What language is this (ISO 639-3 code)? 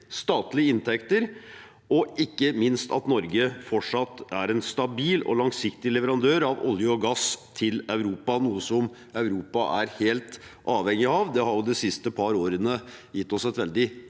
nor